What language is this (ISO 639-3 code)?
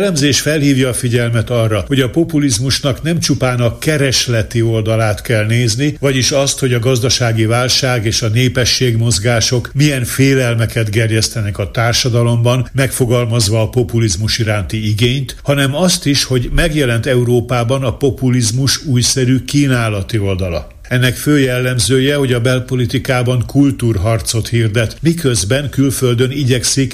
hun